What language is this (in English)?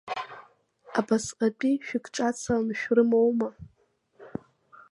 Abkhazian